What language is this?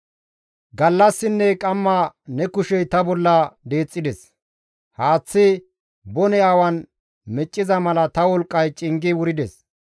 Gamo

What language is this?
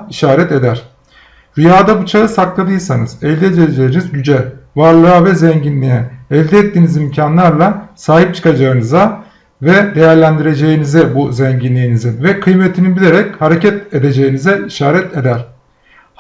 Turkish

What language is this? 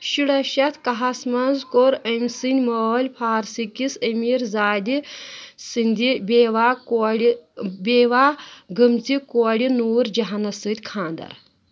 Kashmiri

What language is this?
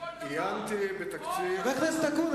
Hebrew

